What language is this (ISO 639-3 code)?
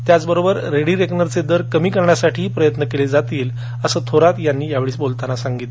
mar